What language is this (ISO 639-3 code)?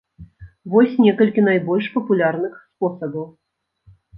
bel